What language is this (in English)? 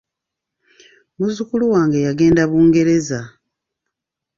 Ganda